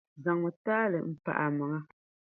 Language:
Dagbani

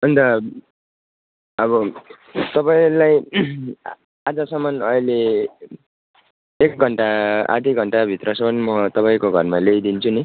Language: Nepali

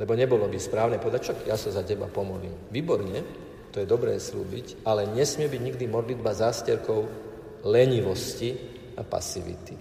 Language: Slovak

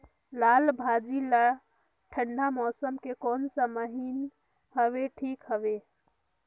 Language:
Chhattisgarhi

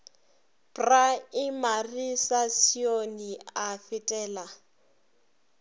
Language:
Northern Sotho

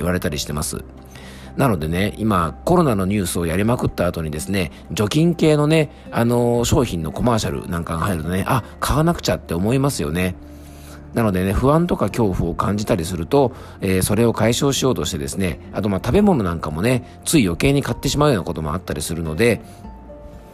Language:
Japanese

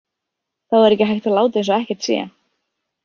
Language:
Icelandic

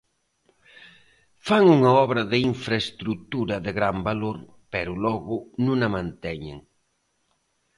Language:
Galician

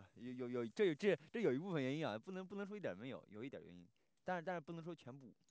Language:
Chinese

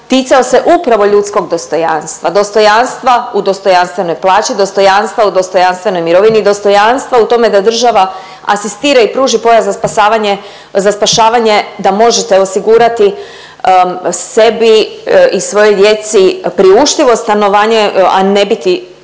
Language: Croatian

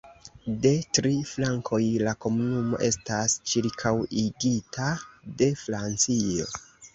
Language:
Esperanto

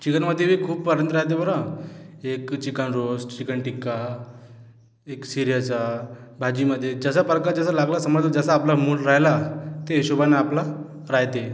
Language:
Marathi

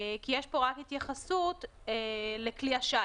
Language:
Hebrew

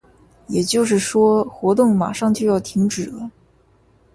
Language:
Chinese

